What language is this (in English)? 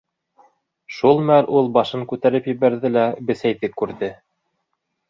Bashkir